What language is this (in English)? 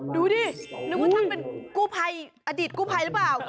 Thai